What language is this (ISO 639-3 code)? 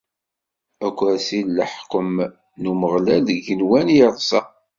kab